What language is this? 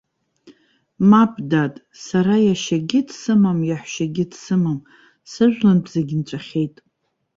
Abkhazian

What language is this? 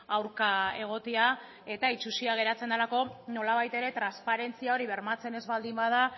Basque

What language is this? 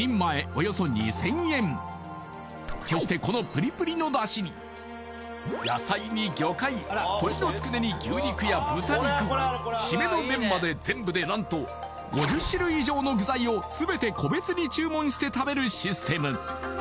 Japanese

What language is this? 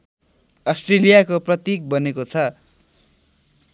Nepali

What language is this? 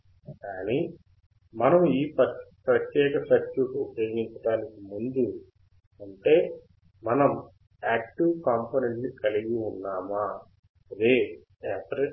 Telugu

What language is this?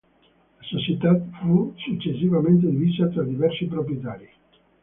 Italian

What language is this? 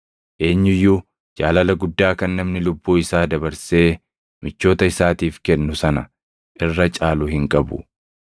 Oromo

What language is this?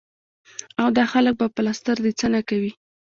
Pashto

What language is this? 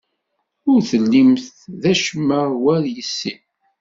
Kabyle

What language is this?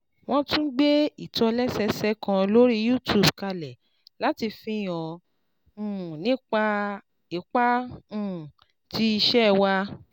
Yoruba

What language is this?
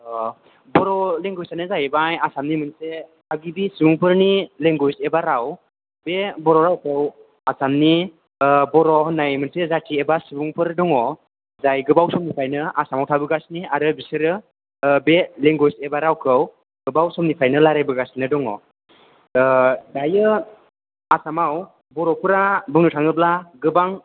Bodo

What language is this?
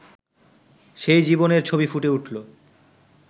Bangla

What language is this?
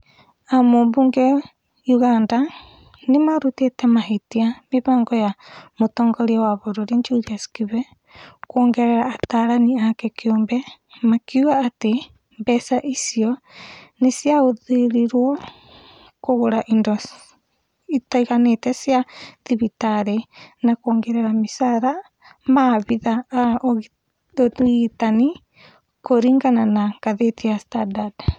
Kikuyu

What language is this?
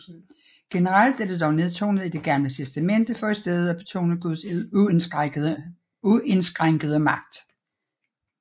Danish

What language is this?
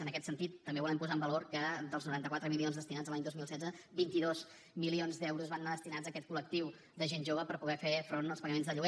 Catalan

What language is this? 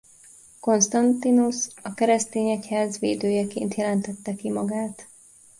Hungarian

